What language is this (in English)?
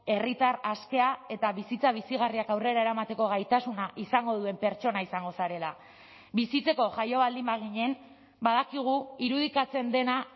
Basque